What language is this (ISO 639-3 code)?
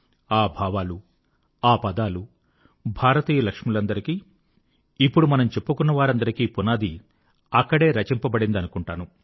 tel